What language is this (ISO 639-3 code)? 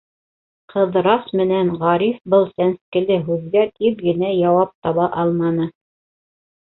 bak